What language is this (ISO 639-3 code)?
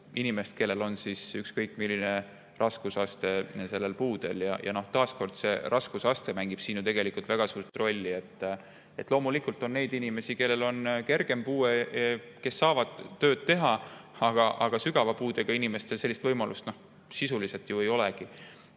est